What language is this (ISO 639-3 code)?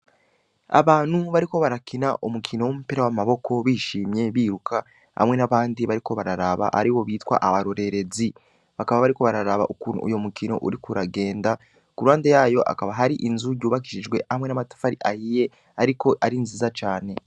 run